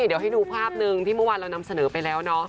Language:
Thai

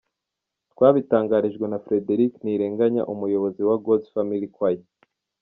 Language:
Kinyarwanda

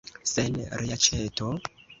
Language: Esperanto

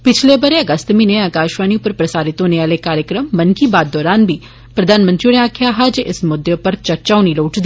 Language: Dogri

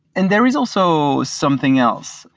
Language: English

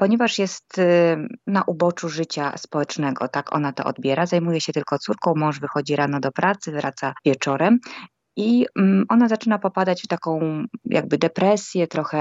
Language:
Polish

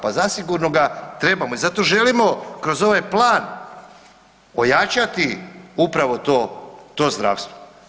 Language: Croatian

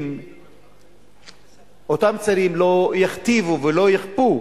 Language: Hebrew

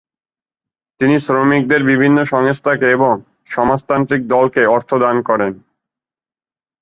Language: Bangla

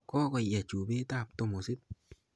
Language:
Kalenjin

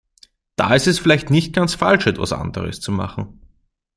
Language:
German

